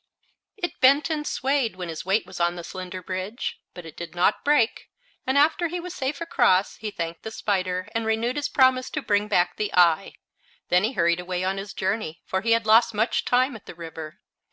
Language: English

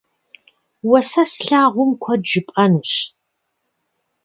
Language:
Kabardian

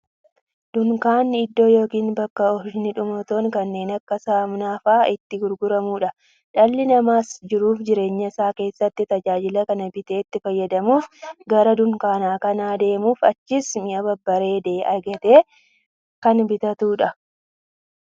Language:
Oromo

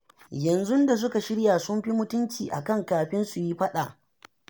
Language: Hausa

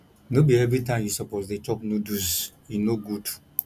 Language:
Nigerian Pidgin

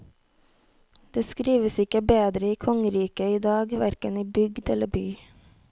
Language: Norwegian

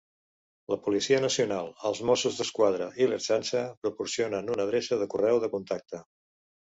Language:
Catalan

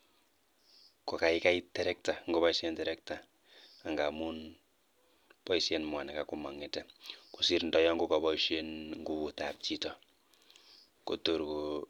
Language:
Kalenjin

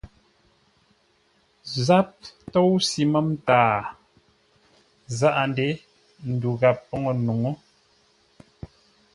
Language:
Ngombale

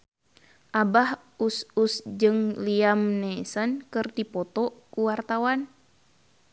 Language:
Sundanese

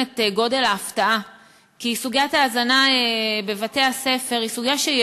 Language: Hebrew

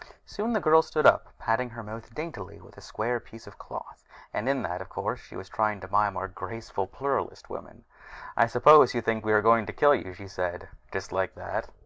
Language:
English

